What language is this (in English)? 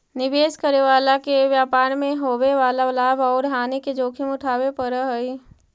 Magahi